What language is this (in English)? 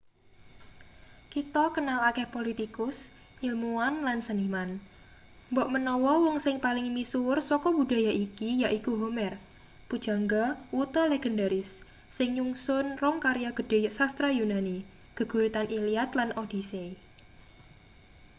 Javanese